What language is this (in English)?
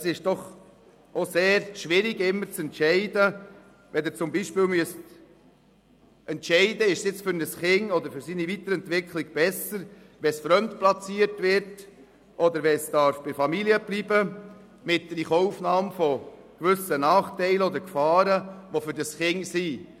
Swiss German